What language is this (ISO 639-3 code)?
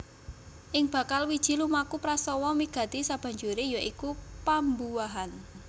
jav